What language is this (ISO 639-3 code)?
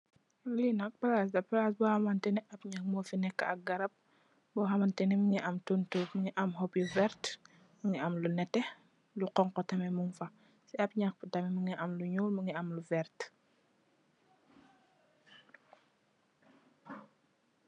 wol